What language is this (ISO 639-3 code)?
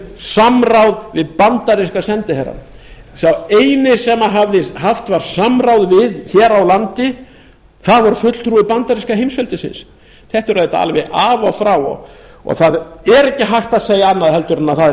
isl